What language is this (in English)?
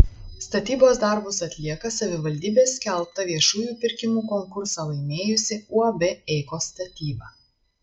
Lithuanian